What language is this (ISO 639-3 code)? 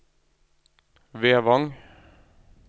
nor